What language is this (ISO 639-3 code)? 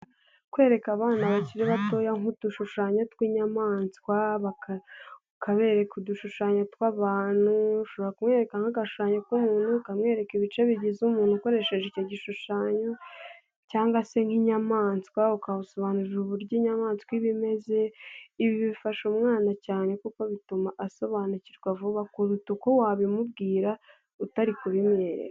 kin